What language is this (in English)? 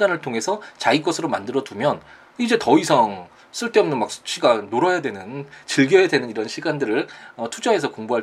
Korean